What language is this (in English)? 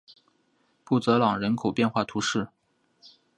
Chinese